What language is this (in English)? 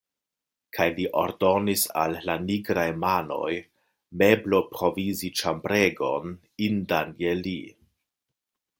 Esperanto